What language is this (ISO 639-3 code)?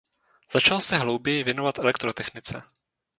ces